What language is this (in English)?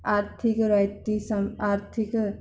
Punjabi